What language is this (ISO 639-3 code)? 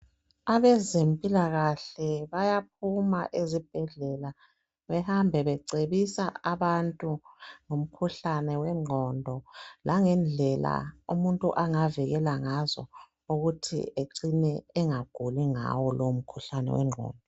nde